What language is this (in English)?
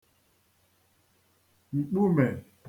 Igbo